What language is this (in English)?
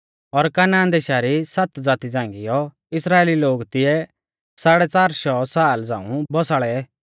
Mahasu Pahari